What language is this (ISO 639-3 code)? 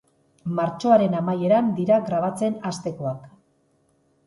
eus